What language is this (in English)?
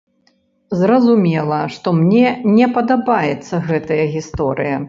Belarusian